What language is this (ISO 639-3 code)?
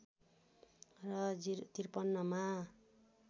nep